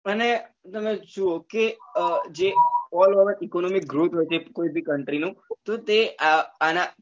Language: Gujarati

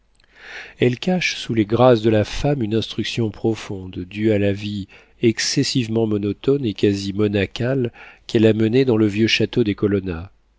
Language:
French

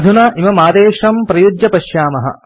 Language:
Sanskrit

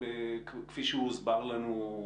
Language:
Hebrew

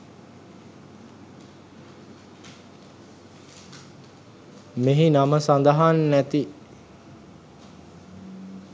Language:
Sinhala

